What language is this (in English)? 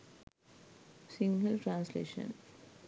Sinhala